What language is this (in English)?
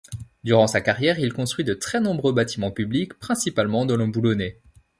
French